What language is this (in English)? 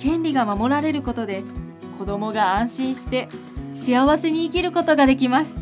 Japanese